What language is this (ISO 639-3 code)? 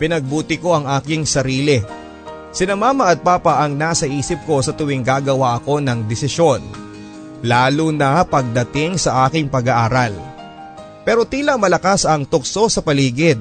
fil